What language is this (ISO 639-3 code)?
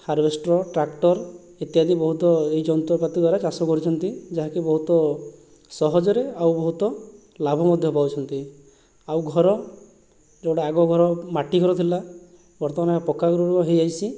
ori